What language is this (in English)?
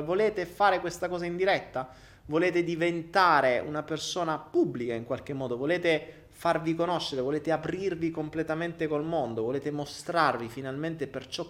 Italian